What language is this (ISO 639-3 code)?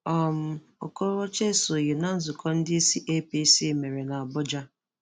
ibo